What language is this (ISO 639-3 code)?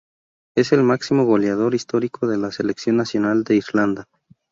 spa